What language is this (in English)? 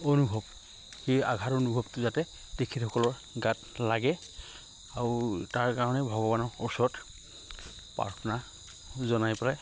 Assamese